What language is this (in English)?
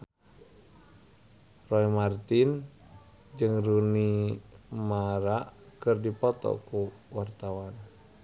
Sundanese